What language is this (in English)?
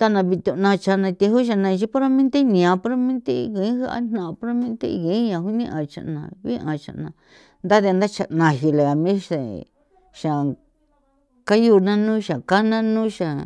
San Felipe Otlaltepec Popoloca